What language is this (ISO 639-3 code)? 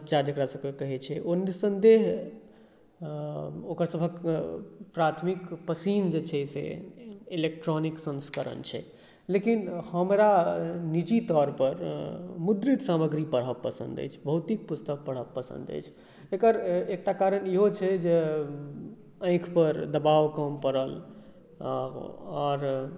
mai